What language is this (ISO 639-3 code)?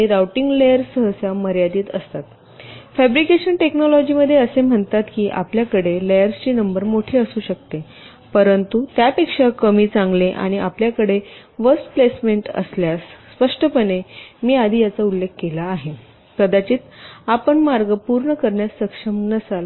mar